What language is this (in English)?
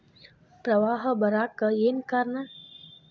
Kannada